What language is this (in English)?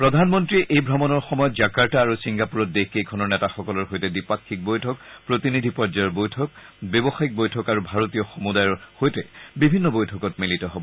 Assamese